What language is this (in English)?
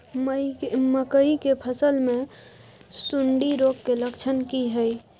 Maithili